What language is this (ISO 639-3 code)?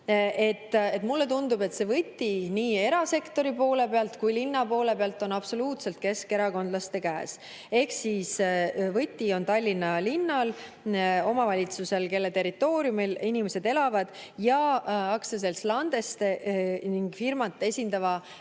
est